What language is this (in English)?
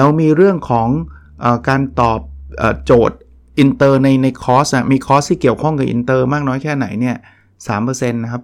Thai